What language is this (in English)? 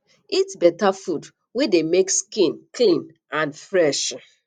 Nigerian Pidgin